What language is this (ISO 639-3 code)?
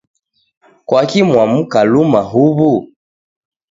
dav